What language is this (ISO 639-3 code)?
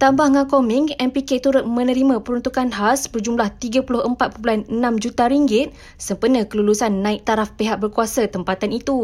msa